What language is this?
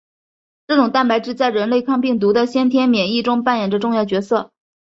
Chinese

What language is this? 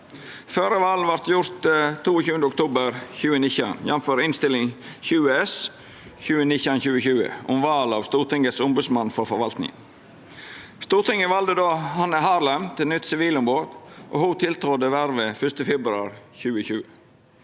Norwegian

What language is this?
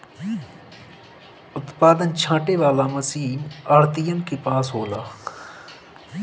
Bhojpuri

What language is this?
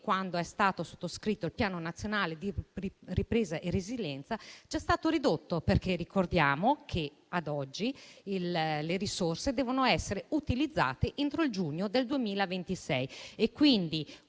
Italian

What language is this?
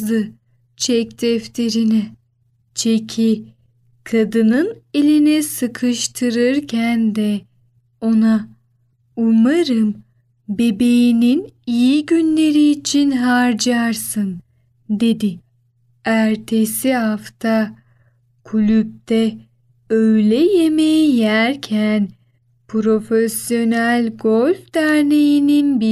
Turkish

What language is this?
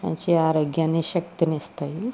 Telugu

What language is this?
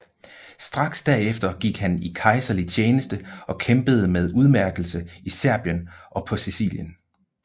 Danish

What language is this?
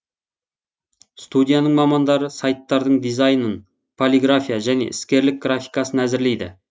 Kazakh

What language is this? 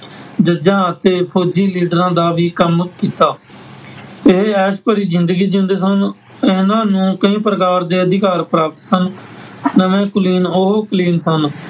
Punjabi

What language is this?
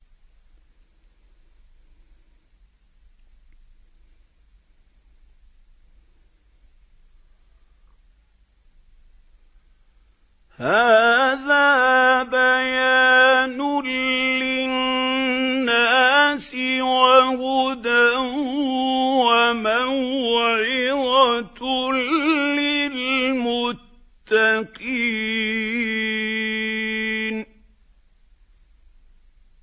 Arabic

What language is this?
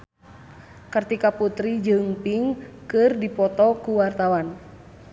Sundanese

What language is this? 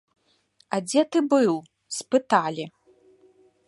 Belarusian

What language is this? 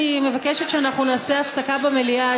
Hebrew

